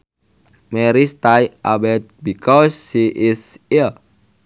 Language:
Sundanese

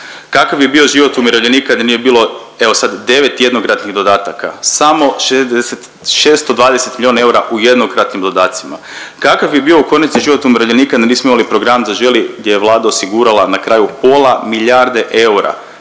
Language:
Croatian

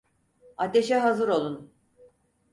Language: Turkish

